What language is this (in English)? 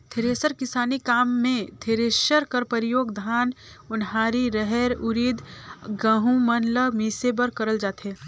Chhattisgarhi